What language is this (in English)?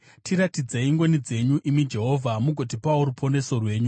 Shona